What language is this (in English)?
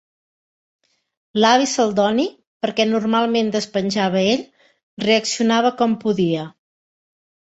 Catalan